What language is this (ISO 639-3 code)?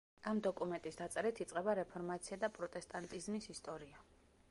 kat